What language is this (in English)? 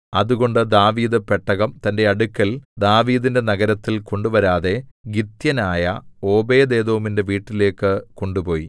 Malayalam